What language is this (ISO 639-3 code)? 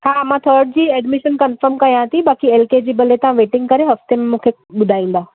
snd